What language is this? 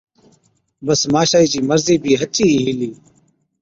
Od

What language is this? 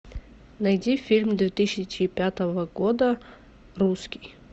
Russian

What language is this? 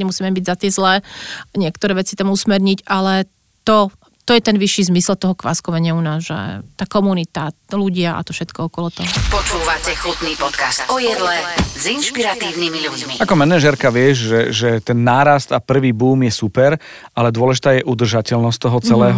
Slovak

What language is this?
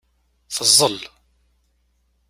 Kabyle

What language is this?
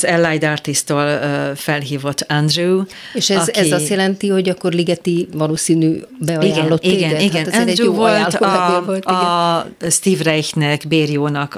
Hungarian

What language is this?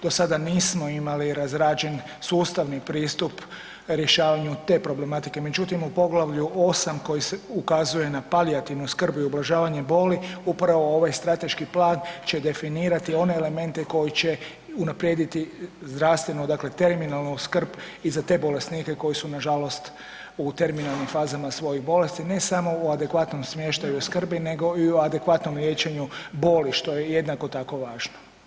Croatian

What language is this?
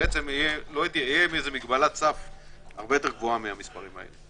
Hebrew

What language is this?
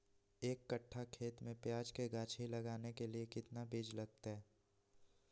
Magahi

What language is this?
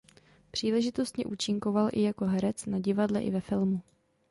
Czech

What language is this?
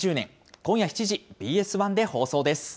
Japanese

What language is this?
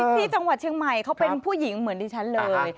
Thai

